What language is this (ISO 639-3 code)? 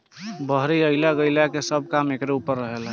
bho